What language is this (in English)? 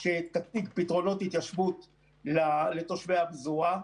Hebrew